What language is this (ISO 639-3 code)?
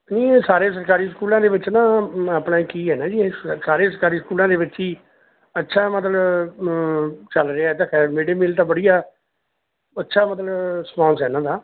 pan